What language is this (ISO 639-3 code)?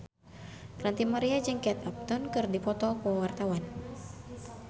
sun